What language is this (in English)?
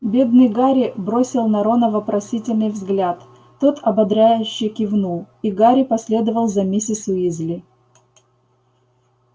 Russian